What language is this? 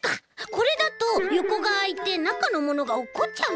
Japanese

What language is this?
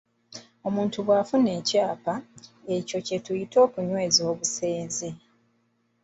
Ganda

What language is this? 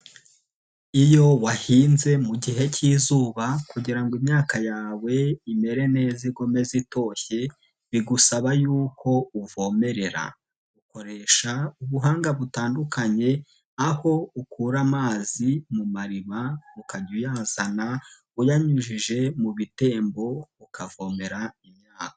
Kinyarwanda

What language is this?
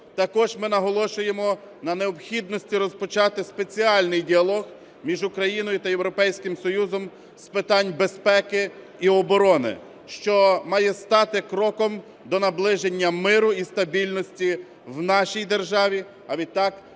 Ukrainian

